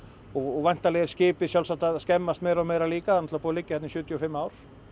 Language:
Icelandic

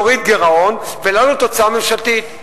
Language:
Hebrew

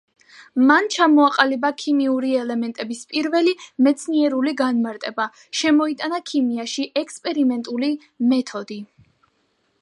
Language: Georgian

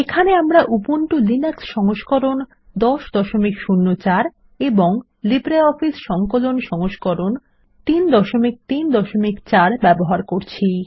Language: Bangla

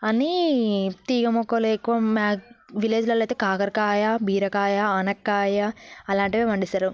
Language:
Telugu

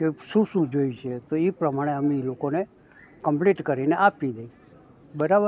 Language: Gujarati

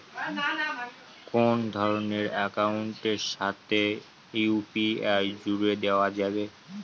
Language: Bangla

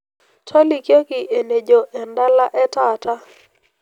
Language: Masai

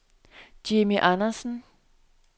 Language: Danish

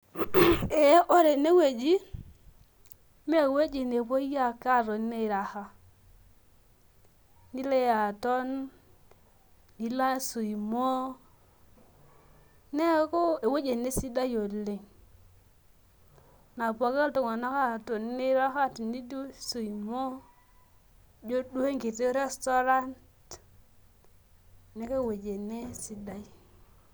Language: Masai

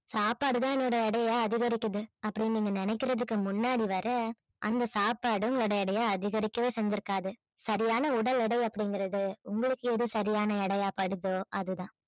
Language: Tamil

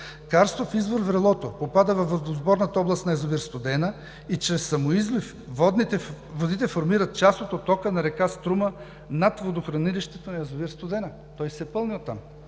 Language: Bulgarian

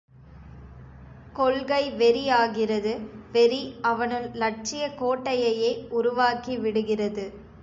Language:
Tamil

